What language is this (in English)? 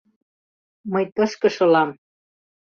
Mari